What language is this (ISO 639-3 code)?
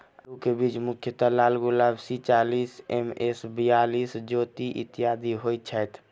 mai